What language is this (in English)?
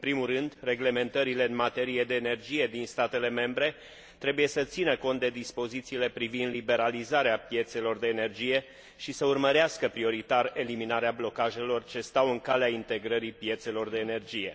Romanian